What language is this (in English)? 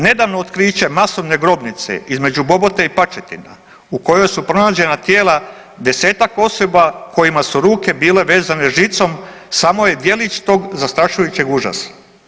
Croatian